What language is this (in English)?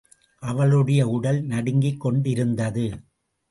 Tamil